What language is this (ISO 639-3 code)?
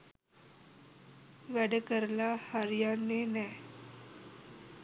sin